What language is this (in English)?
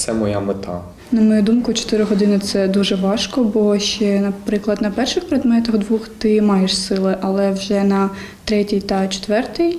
Ukrainian